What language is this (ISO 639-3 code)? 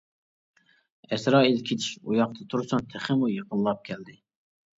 uig